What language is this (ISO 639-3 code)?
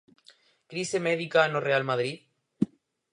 glg